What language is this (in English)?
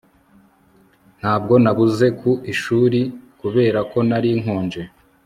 Kinyarwanda